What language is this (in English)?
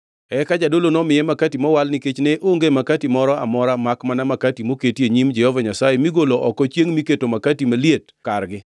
Luo (Kenya and Tanzania)